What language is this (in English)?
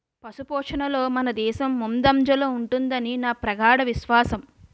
Telugu